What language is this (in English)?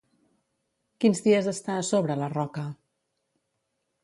Catalan